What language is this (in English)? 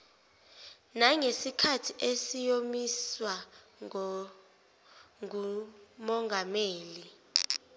Zulu